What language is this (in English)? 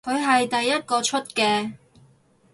Cantonese